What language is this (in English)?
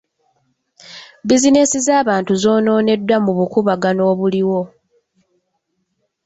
Ganda